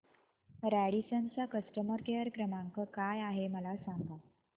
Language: Marathi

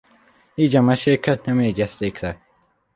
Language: Hungarian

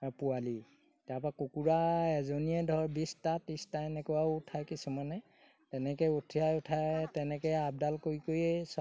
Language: Assamese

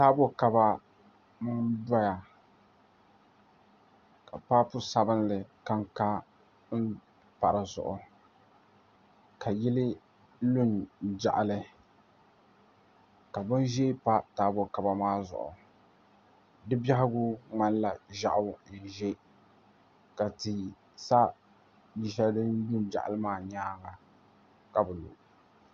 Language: Dagbani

